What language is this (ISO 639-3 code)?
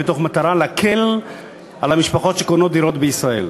heb